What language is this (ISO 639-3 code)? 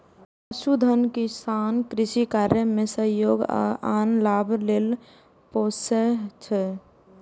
mai